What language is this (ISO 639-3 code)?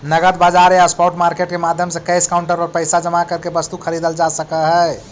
mag